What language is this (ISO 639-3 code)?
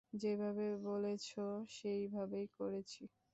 ben